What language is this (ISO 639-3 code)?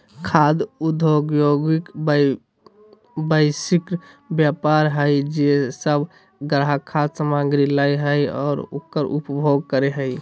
mag